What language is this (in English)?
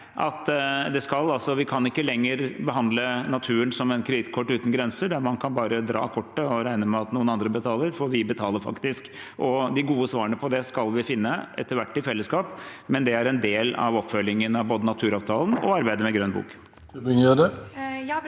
Norwegian